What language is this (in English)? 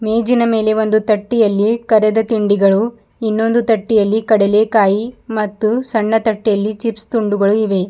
Kannada